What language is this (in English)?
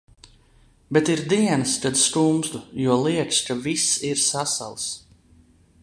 Latvian